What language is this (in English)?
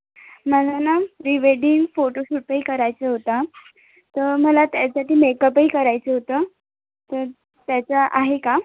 Marathi